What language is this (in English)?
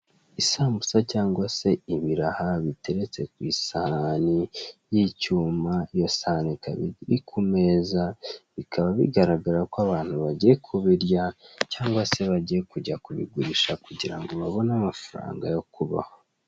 Kinyarwanda